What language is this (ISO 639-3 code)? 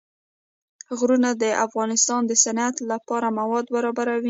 pus